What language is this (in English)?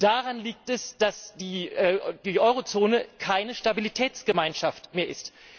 German